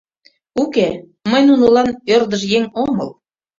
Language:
Mari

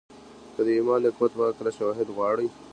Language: Pashto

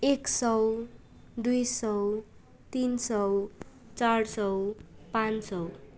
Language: Nepali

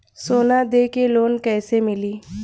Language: Bhojpuri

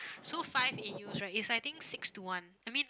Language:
English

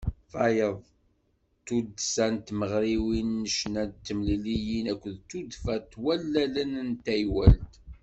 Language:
Kabyle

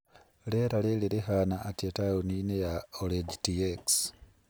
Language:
Kikuyu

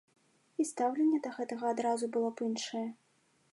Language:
Belarusian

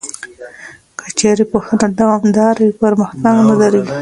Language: Pashto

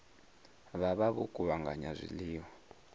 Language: Venda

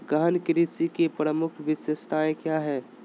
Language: Magahi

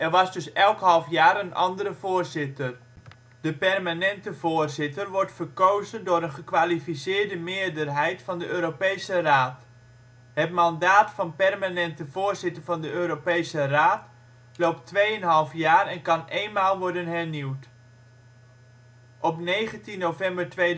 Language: Dutch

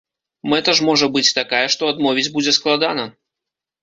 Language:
Belarusian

